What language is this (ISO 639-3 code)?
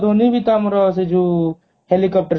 ori